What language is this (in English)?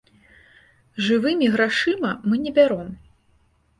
Belarusian